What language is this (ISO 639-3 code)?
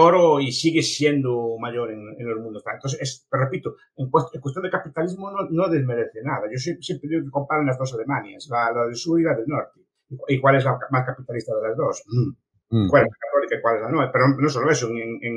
spa